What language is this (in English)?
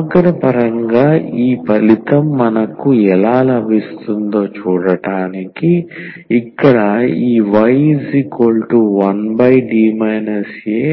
Telugu